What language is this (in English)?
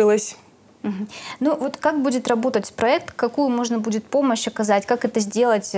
Russian